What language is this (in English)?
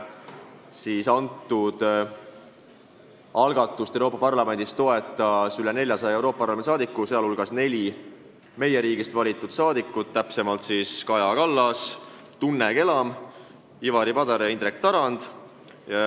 Estonian